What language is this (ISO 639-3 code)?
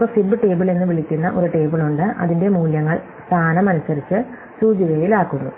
mal